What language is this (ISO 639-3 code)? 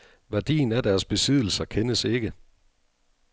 dan